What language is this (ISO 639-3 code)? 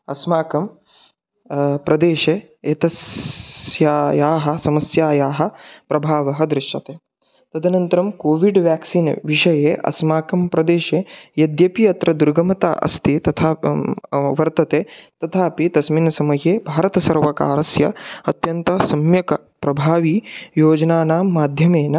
san